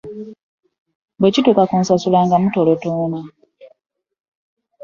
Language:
Ganda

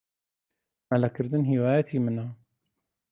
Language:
Central Kurdish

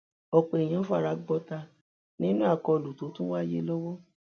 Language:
Yoruba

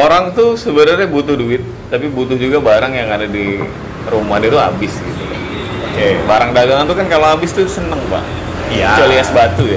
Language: Indonesian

